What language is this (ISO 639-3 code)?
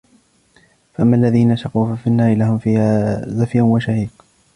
ara